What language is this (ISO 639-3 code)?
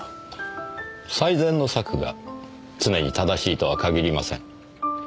jpn